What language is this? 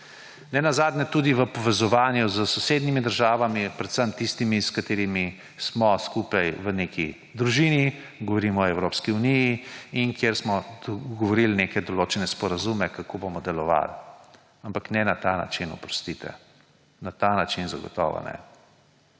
Slovenian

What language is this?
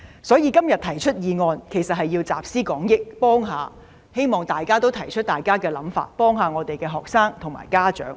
Cantonese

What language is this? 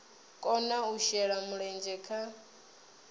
Venda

